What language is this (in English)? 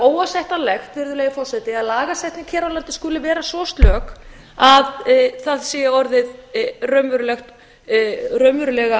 Icelandic